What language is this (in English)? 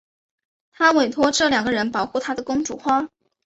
Chinese